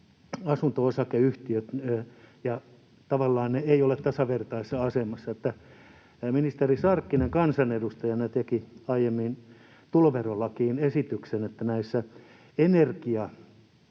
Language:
Finnish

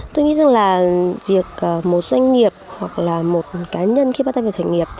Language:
Vietnamese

